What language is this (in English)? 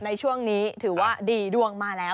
Thai